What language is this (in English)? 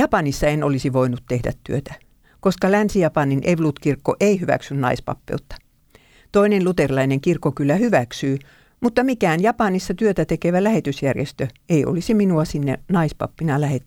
Finnish